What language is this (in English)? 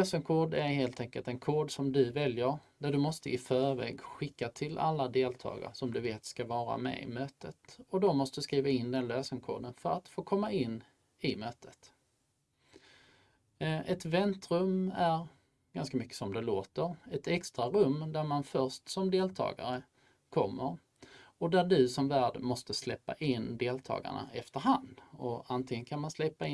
Swedish